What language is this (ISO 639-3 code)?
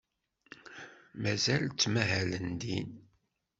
kab